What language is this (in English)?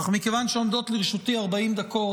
Hebrew